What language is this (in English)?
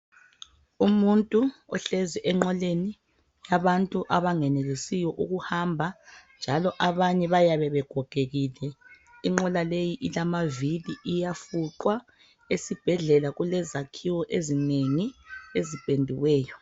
North Ndebele